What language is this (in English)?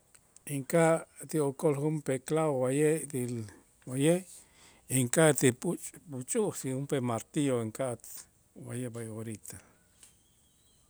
Itzá